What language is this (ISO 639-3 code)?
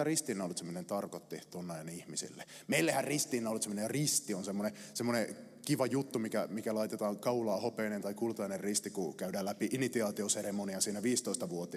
fin